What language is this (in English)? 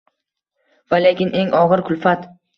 Uzbek